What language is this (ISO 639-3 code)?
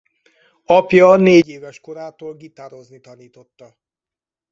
hun